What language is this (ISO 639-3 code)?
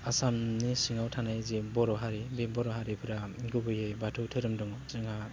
brx